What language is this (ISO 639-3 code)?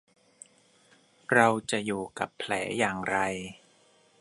tha